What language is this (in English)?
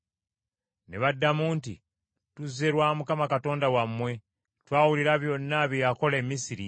Ganda